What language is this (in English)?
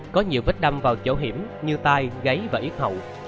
Vietnamese